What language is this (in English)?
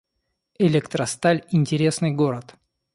Russian